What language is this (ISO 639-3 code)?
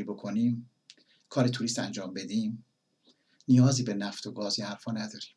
fas